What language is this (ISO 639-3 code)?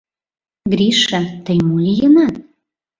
chm